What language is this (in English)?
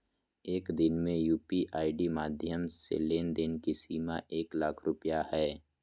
Magahi